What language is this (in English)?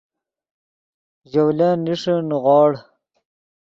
Yidgha